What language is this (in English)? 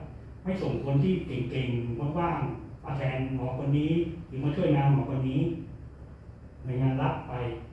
Thai